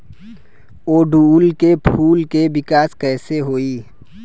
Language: Bhojpuri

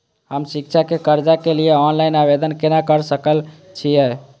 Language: Maithili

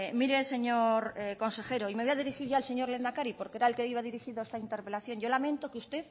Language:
Spanish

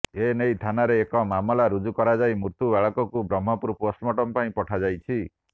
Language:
Odia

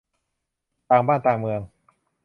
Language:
Thai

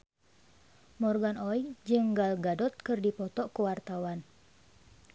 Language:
Sundanese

